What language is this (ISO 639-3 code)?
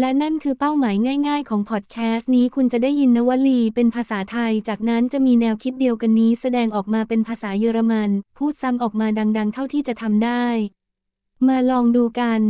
tha